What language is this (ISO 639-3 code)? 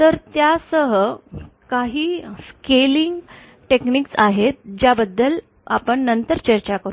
mar